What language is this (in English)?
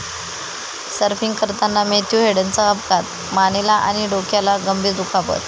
Marathi